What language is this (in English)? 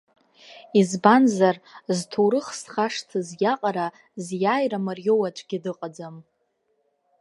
Abkhazian